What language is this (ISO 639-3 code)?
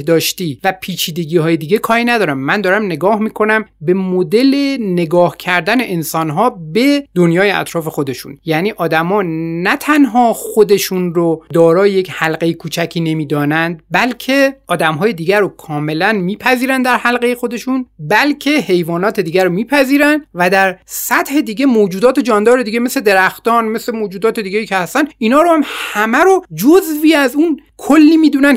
fas